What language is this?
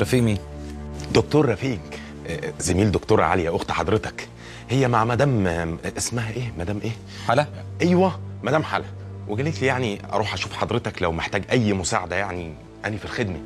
Arabic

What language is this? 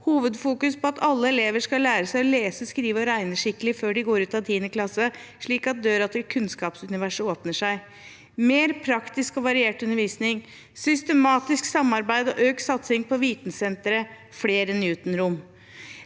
Norwegian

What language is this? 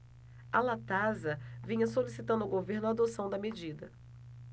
Portuguese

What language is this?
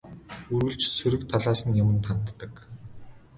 Mongolian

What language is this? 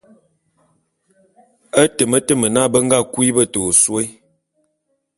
Bulu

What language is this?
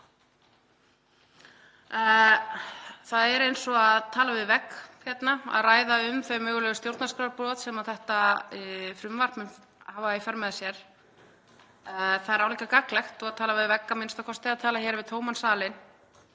Icelandic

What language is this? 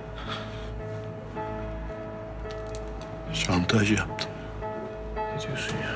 Turkish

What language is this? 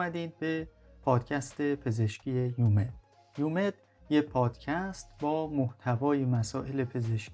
Persian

